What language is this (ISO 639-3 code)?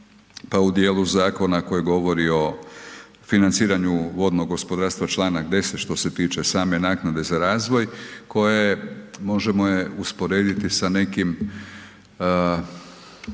hrv